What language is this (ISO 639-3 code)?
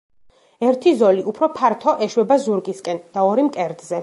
kat